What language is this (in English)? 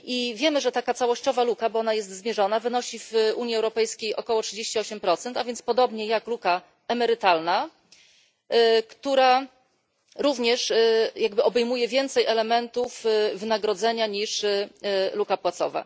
Polish